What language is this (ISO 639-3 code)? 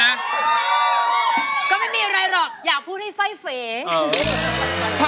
tha